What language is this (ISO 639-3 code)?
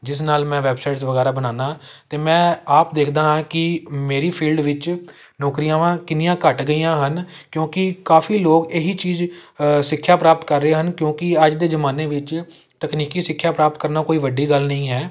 pan